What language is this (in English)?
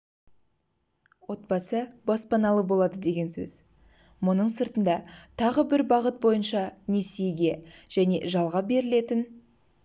Kazakh